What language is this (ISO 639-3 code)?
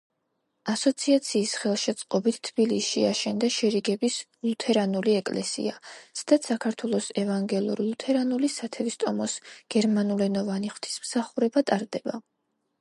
kat